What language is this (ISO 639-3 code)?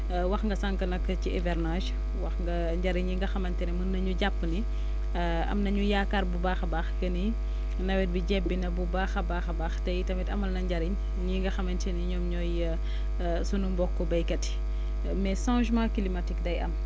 wol